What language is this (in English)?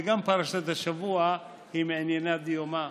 Hebrew